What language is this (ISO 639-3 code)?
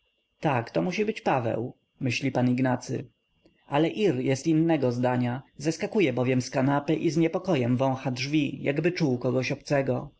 pol